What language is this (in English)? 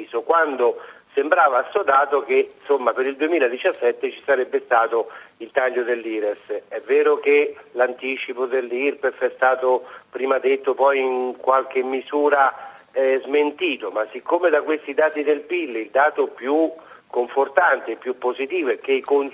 Italian